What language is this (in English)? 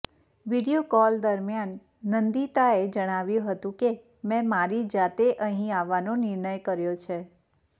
Gujarati